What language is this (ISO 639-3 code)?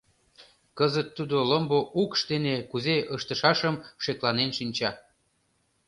chm